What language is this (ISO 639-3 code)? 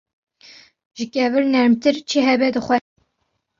kur